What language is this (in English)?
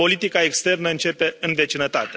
Romanian